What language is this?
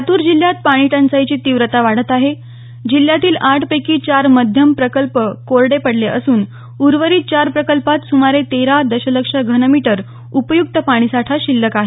Marathi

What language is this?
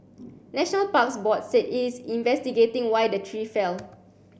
English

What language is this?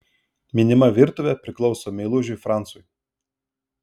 Lithuanian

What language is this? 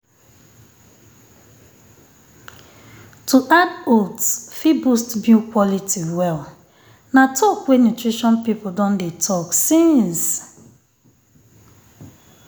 Nigerian Pidgin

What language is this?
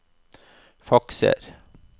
Norwegian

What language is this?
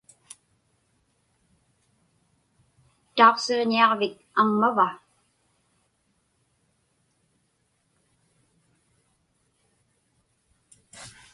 Inupiaq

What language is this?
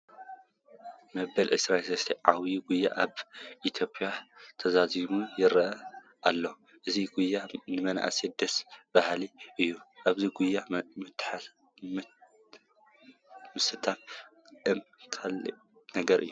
Tigrinya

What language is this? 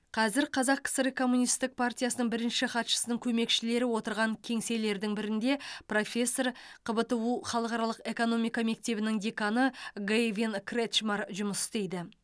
Kazakh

